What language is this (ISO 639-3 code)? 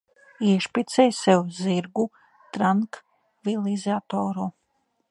lav